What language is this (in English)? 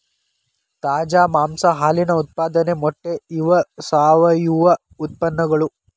Kannada